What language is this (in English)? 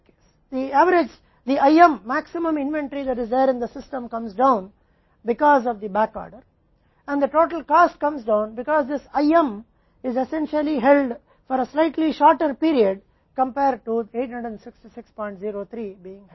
Hindi